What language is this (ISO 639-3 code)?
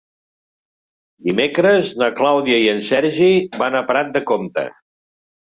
cat